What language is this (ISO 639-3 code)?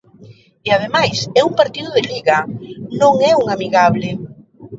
glg